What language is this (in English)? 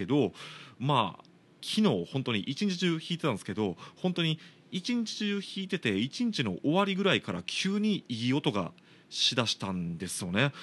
Japanese